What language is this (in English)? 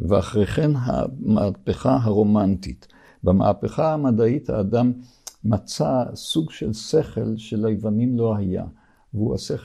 Hebrew